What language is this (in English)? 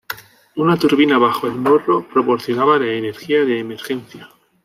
Spanish